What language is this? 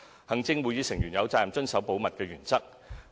Cantonese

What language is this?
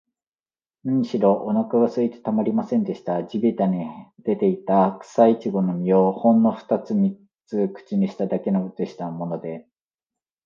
Japanese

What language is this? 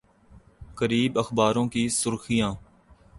Urdu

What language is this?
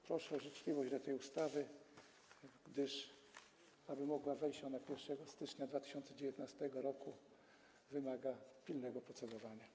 Polish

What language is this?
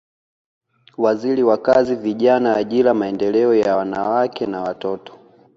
Swahili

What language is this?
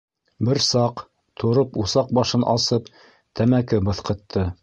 Bashkir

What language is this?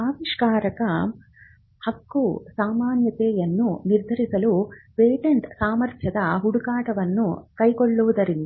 Kannada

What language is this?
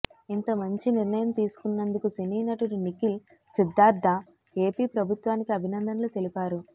Telugu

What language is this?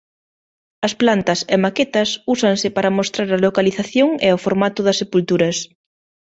Galician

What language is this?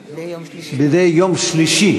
Hebrew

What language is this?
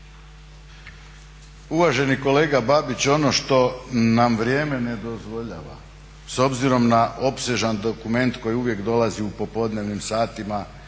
Croatian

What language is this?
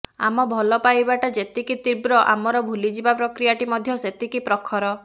Odia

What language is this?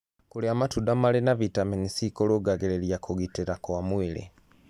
Kikuyu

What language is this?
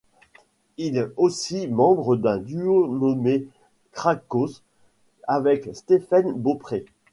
French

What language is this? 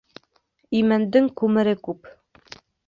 Bashkir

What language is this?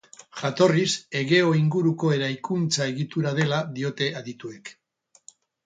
Basque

